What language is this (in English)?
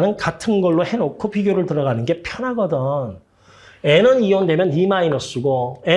Korean